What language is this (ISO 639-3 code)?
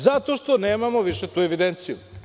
srp